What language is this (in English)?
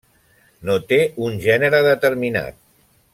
Catalan